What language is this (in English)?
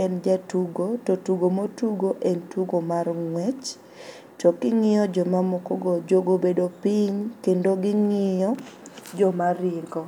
Luo (Kenya and Tanzania)